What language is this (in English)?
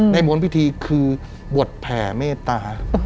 Thai